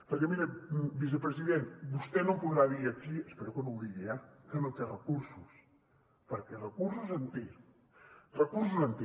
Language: Catalan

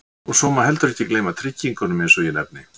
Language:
Icelandic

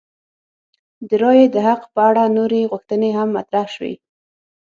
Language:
Pashto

